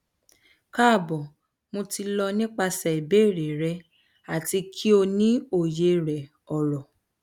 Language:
Yoruba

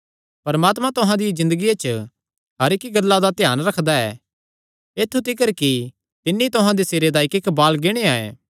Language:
Kangri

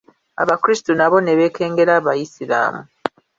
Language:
Ganda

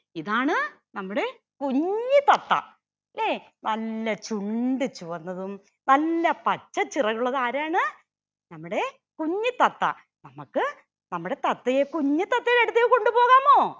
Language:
Malayalam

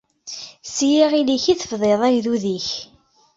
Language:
Kabyle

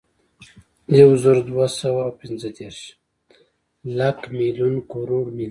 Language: Pashto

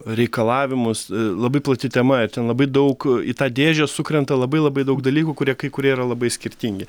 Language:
Lithuanian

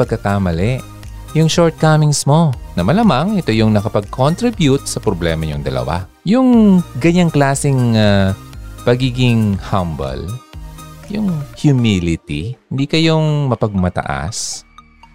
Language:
Filipino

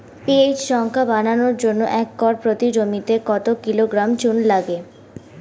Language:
Bangla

